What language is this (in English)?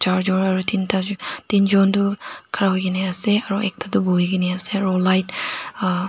Naga Pidgin